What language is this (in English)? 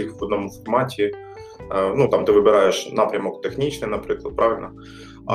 Ukrainian